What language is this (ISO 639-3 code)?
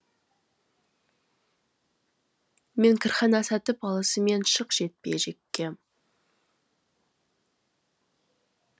kaz